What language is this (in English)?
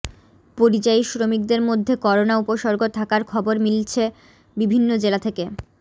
Bangla